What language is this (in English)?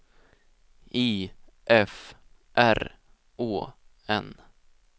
Swedish